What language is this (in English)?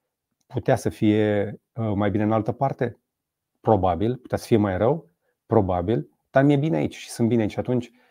Romanian